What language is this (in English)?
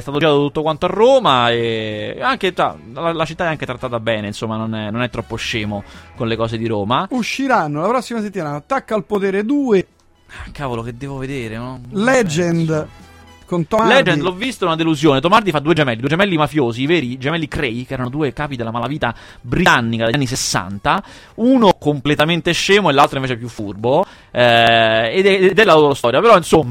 Italian